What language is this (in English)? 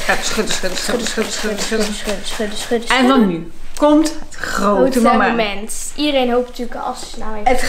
Dutch